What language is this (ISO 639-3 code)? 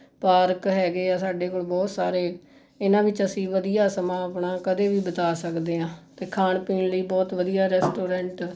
pan